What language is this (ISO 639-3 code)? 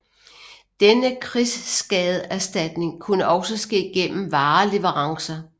dan